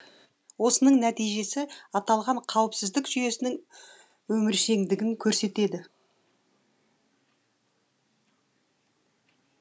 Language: Kazakh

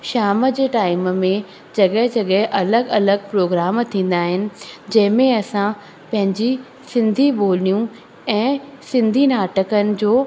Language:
Sindhi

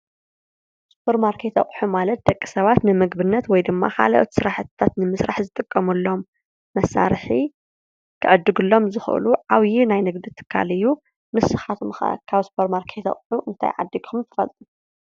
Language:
Tigrinya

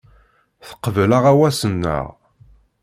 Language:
Kabyle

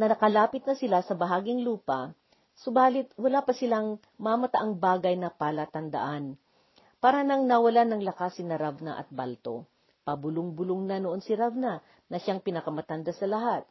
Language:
Filipino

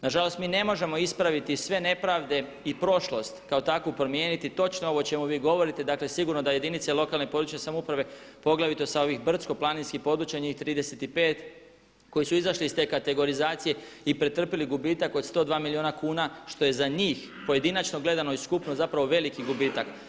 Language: Croatian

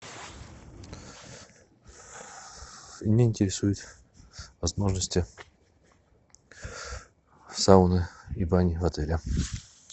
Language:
Russian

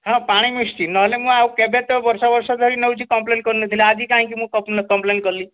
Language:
Odia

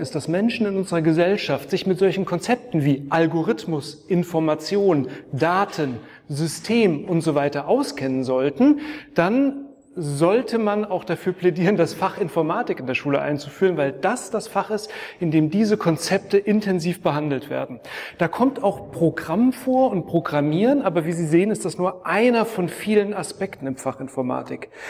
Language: German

